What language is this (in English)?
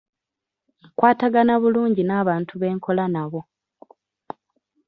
Ganda